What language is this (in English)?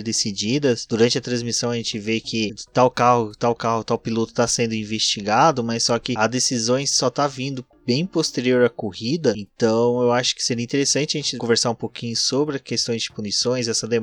Portuguese